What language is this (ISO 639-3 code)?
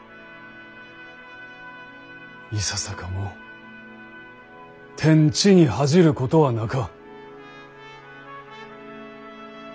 jpn